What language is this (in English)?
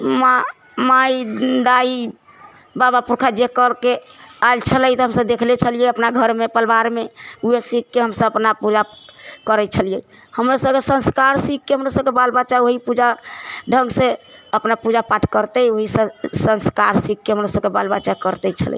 Maithili